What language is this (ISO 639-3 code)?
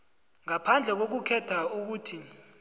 nbl